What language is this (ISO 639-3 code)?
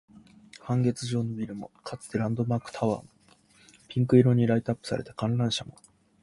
jpn